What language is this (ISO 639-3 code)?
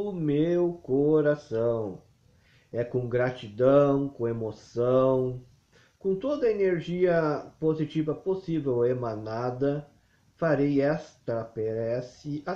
por